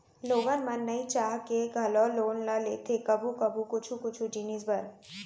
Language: Chhattisgarhi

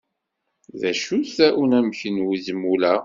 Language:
Kabyle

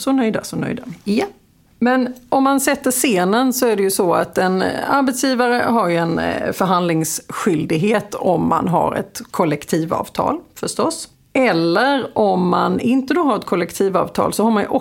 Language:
Swedish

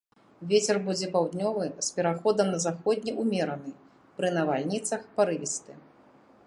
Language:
Belarusian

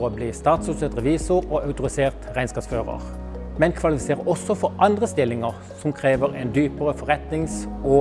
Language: Norwegian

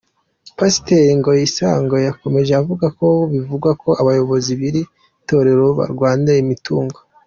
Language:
Kinyarwanda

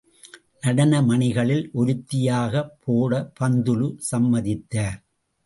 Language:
Tamil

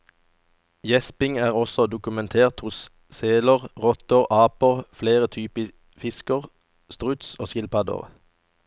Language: Norwegian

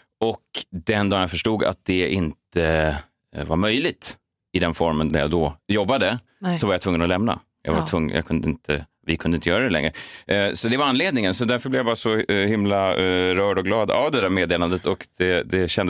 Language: Swedish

